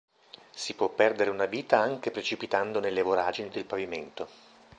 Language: Italian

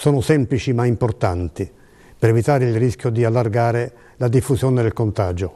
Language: Italian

